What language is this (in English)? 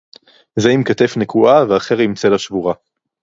Hebrew